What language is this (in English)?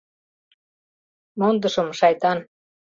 Mari